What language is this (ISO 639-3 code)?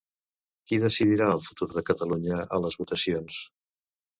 cat